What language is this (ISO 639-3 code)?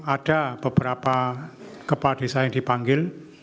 ind